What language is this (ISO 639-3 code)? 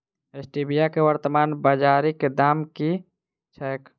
mai